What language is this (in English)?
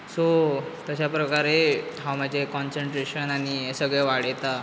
Konkani